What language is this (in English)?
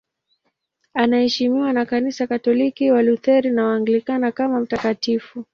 Swahili